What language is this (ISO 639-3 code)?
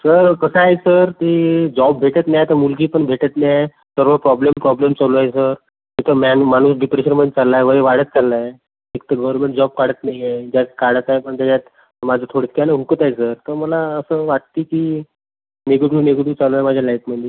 mar